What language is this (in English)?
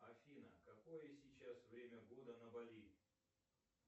Russian